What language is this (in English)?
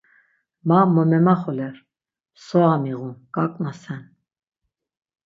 Laz